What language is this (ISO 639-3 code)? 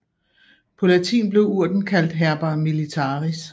dan